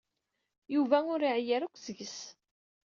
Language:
Kabyle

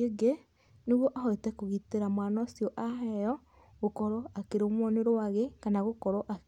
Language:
Kikuyu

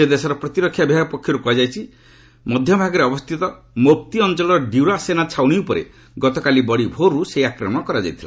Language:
Odia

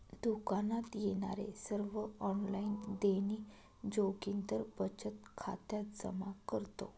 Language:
Marathi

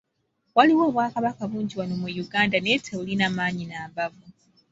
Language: Ganda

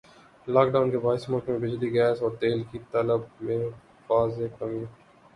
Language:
Urdu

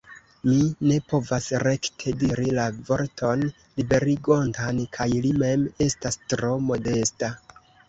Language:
Esperanto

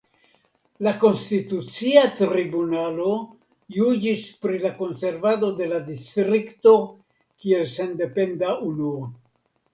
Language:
Esperanto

